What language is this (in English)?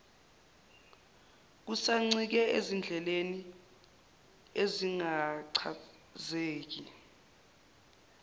Zulu